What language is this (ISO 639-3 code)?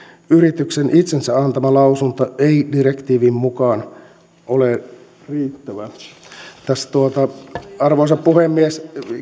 fin